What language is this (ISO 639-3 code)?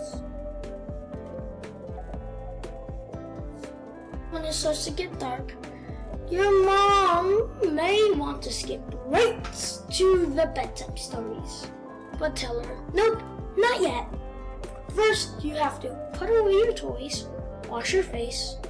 eng